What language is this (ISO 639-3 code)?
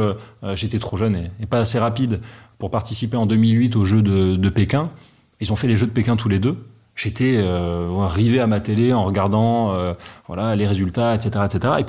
fra